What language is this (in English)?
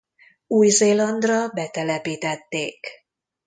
Hungarian